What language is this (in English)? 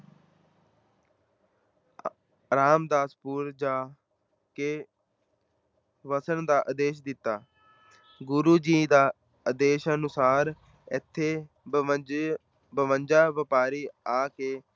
Punjabi